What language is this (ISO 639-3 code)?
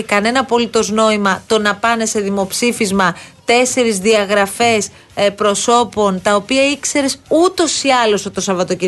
ell